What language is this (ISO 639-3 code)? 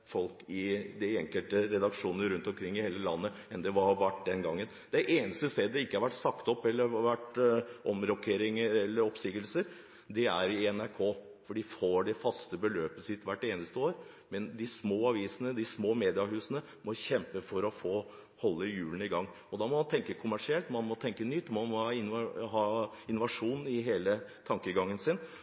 nob